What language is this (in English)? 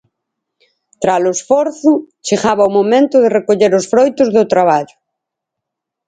Galician